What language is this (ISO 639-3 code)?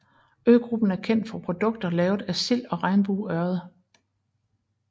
dan